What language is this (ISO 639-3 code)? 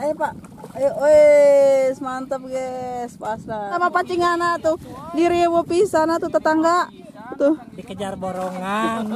ind